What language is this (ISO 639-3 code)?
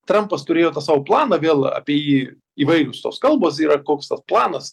lit